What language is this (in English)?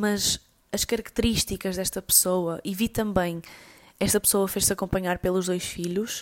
Portuguese